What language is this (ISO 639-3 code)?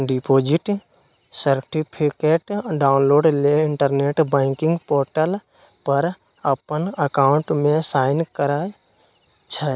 mag